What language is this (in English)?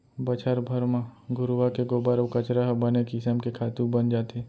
Chhattisgarhi